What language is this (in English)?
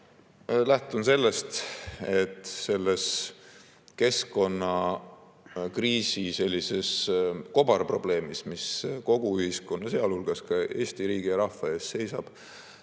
Estonian